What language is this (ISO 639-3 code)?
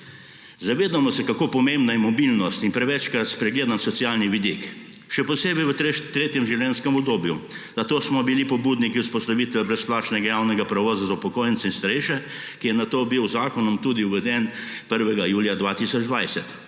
slv